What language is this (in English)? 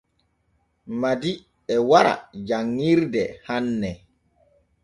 Borgu Fulfulde